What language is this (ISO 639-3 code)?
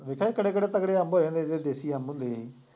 pan